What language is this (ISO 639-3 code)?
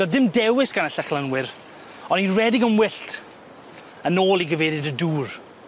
cym